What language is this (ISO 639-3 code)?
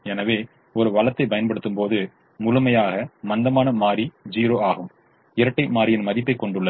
tam